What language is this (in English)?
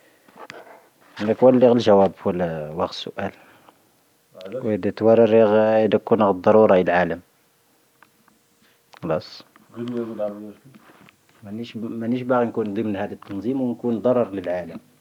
Tahaggart Tamahaq